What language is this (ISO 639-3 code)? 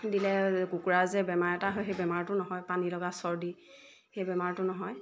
asm